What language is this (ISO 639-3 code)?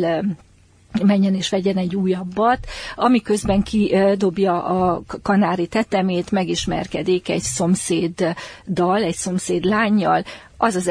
hun